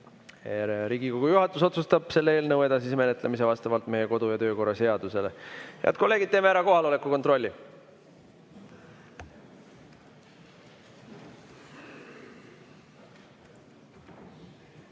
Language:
Estonian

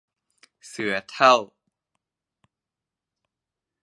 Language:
Thai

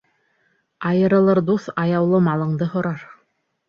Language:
Bashkir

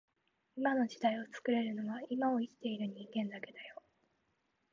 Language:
Japanese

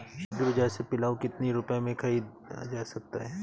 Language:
Hindi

